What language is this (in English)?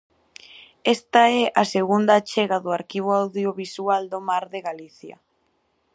Galician